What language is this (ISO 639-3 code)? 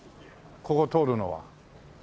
jpn